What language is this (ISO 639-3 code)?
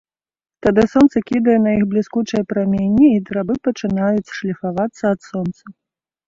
bel